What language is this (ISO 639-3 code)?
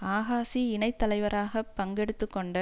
tam